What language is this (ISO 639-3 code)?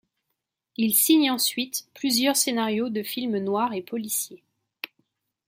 fra